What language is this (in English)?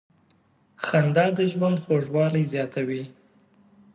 Pashto